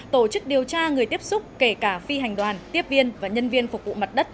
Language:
Vietnamese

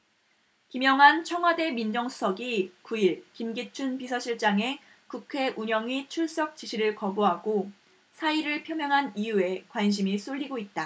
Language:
Korean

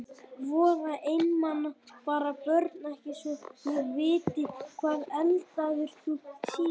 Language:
Icelandic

